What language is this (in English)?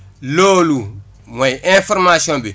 Wolof